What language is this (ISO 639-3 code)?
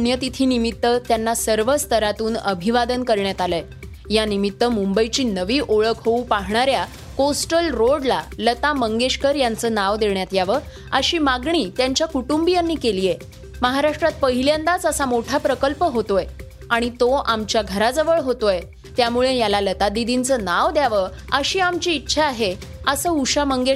mar